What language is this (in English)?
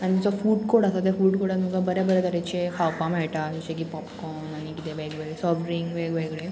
Konkani